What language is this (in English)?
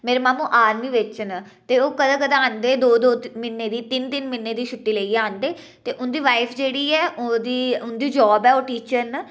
Dogri